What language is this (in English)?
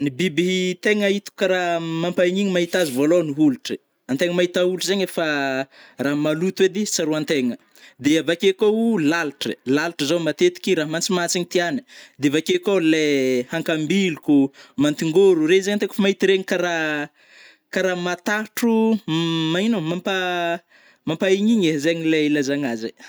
Northern Betsimisaraka Malagasy